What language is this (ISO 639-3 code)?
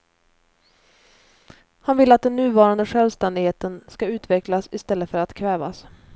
swe